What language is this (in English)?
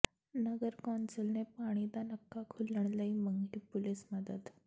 Punjabi